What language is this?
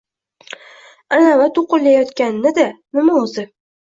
Uzbek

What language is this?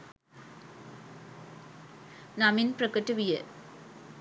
Sinhala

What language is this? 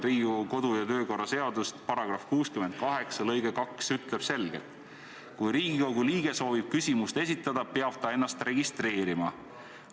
Estonian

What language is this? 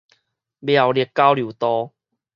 Min Nan Chinese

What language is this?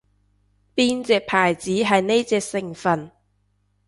Cantonese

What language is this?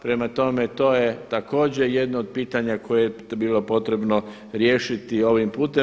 Croatian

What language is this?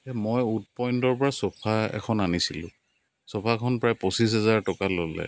Assamese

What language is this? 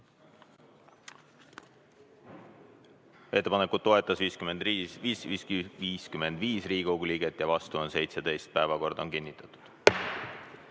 Estonian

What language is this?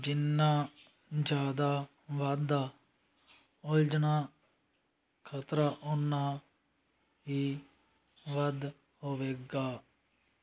Punjabi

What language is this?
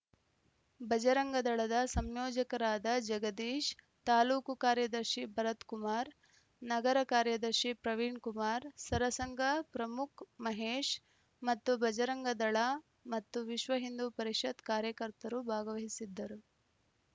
Kannada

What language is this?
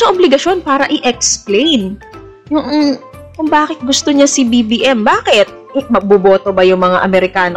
Filipino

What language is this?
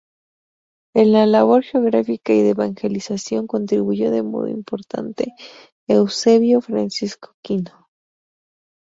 Spanish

